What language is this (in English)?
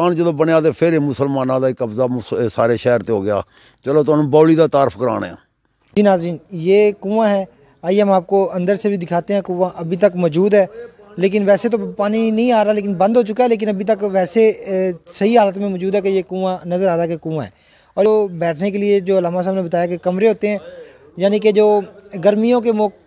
Hindi